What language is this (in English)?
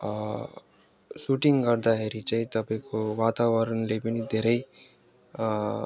Nepali